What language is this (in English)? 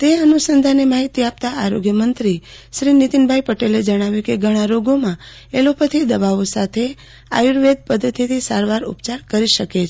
Gujarati